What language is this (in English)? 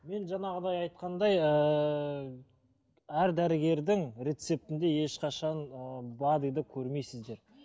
Kazakh